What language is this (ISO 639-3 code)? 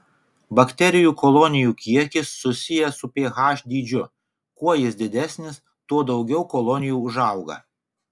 lit